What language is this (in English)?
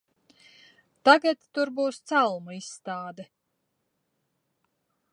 Latvian